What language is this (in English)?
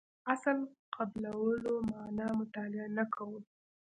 Pashto